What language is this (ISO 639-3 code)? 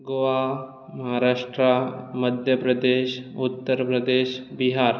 kok